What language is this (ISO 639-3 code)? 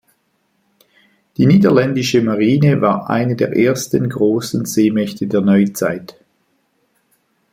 deu